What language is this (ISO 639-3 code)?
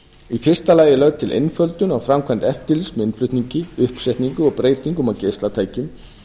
isl